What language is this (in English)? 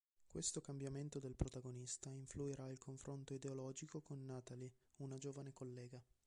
Italian